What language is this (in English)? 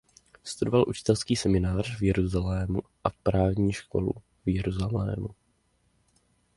Czech